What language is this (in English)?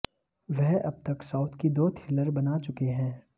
Hindi